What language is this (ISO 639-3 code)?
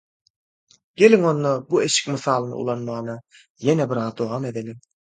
tuk